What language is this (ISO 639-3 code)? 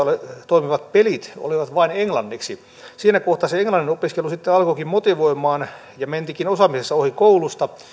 fin